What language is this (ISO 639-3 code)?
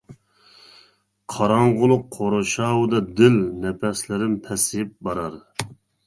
uig